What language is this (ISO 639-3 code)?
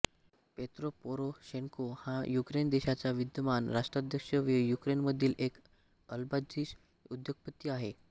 mar